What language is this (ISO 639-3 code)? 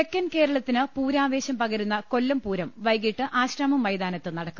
mal